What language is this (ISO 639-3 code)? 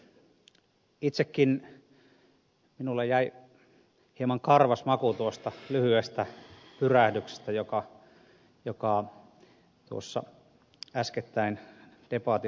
fin